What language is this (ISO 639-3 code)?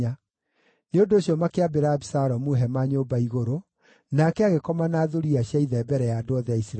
kik